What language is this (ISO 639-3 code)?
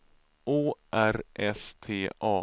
swe